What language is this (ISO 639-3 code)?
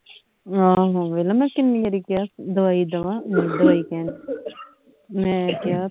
pan